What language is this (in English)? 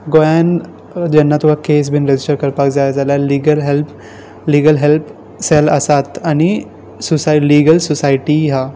Konkani